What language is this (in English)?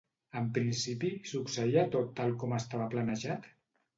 Catalan